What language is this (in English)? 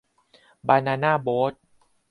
Thai